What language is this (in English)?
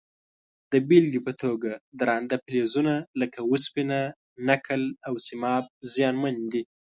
Pashto